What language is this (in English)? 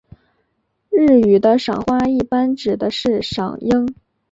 Chinese